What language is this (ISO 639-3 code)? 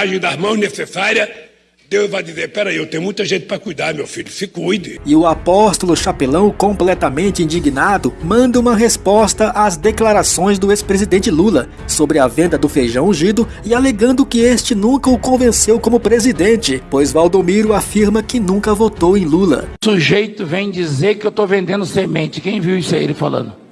por